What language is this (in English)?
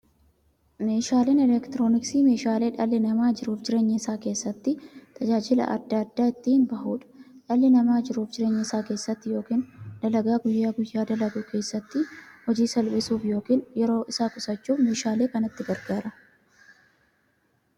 Oromo